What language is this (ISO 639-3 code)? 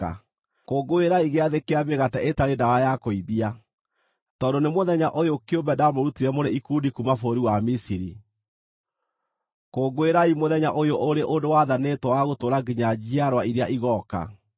kik